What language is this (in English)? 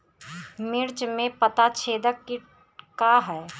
Bhojpuri